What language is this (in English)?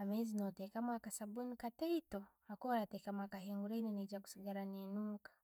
Tooro